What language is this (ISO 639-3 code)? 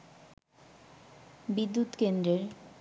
ben